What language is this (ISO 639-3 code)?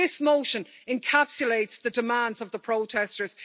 eng